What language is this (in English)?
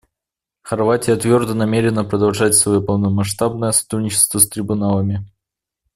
Russian